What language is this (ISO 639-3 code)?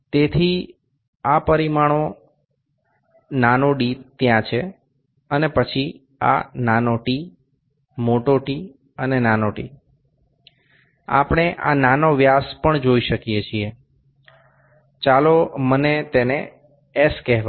guj